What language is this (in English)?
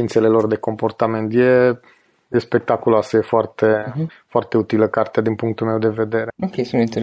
Romanian